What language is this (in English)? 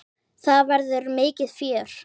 Icelandic